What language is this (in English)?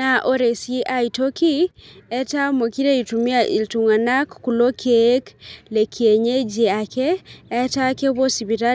Masai